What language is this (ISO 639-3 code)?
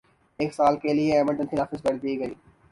urd